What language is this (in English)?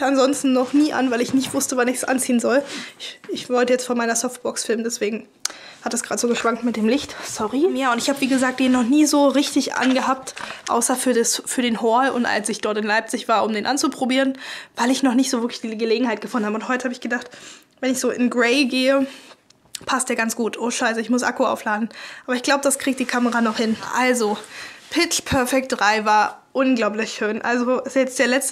German